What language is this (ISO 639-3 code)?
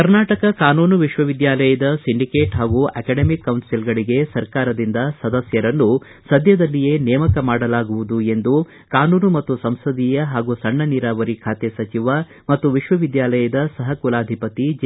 kan